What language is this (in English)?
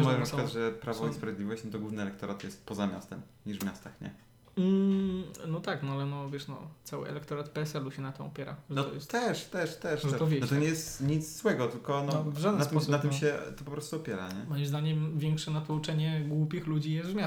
Polish